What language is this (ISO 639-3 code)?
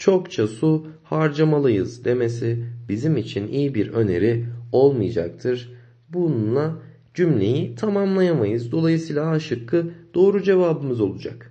tur